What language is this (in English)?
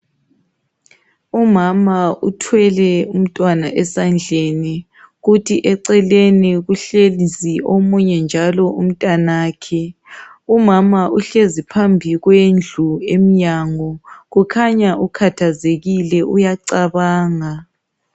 North Ndebele